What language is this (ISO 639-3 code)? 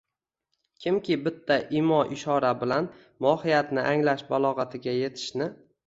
uzb